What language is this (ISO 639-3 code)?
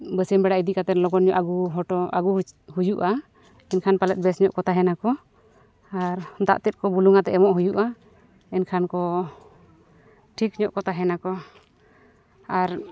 sat